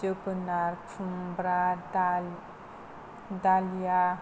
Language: Bodo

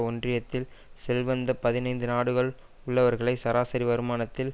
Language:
Tamil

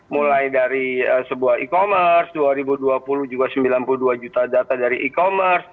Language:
Indonesian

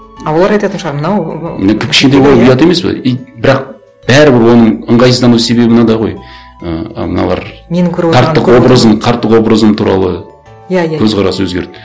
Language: Kazakh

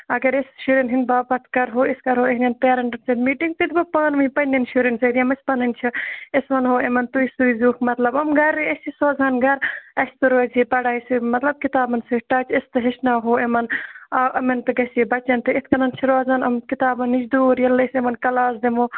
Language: Kashmiri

